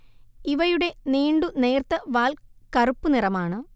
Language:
Malayalam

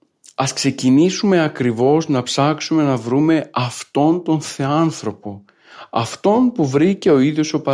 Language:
Greek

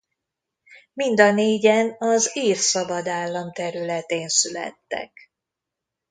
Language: Hungarian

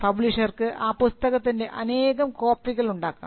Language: Malayalam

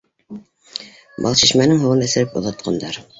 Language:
Bashkir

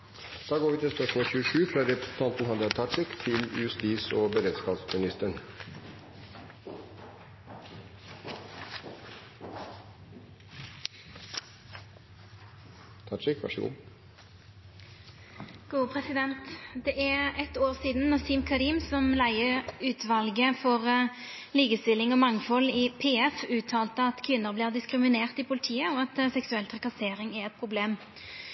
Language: Norwegian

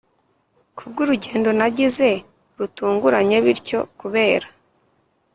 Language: Kinyarwanda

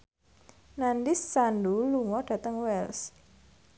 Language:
Javanese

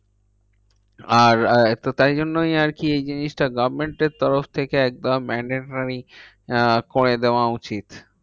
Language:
Bangla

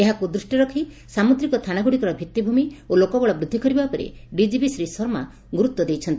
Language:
Odia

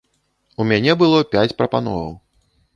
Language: Belarusian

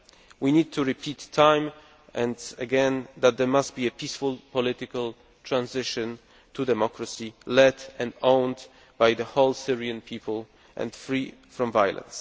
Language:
English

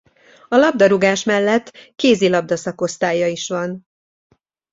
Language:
Hungarian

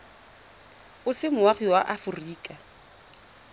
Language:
Tswana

